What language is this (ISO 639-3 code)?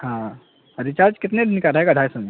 urd